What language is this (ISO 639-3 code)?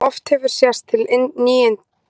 isl